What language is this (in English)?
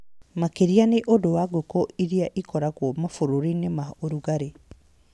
Kikuyu